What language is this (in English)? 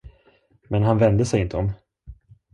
Swedish